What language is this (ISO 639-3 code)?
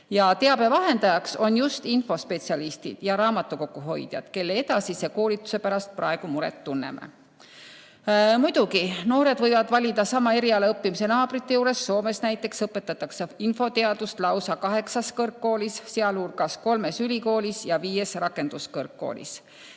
est